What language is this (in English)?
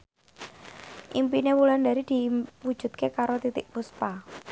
Javanese